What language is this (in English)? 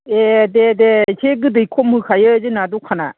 Bodo